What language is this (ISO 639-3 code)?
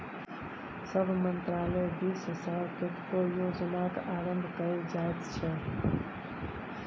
mai